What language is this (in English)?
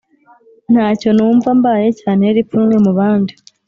Kinyarwanda